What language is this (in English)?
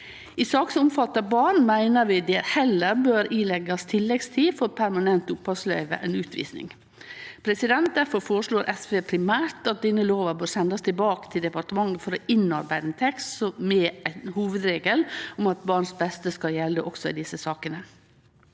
Norwegian